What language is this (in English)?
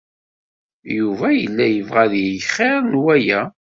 Kabyle